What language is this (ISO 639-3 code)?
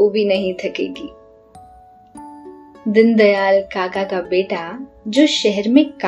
hin